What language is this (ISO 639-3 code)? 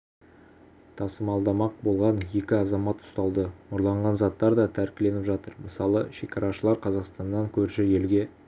kaz